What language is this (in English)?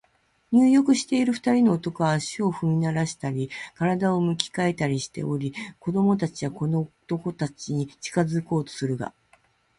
Japanese